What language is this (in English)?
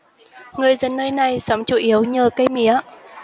Vietnamese